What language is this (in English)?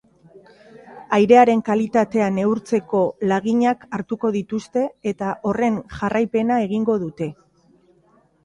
Basque